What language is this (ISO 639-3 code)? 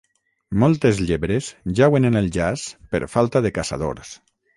cat